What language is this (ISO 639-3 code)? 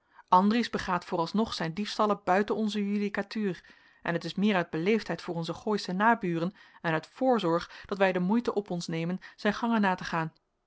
nld